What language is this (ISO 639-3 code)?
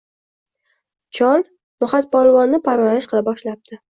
uzb